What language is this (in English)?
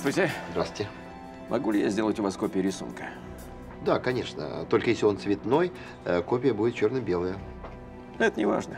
Russian